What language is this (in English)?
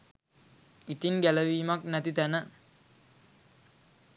Sinhala